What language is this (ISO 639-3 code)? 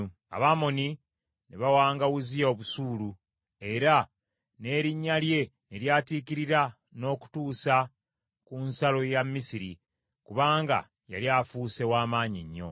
lug